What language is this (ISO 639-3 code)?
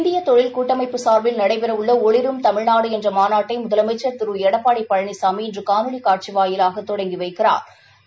tam